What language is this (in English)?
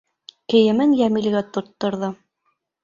Bashkir